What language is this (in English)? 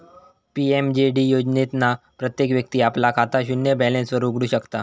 Marathi